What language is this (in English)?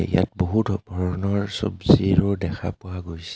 Assamese